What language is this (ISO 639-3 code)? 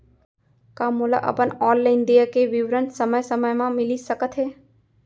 hne